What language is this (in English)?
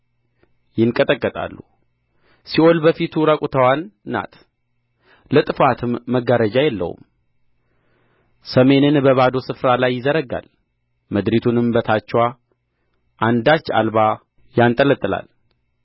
Amharic